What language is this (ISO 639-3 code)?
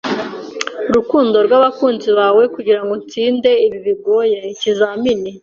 kin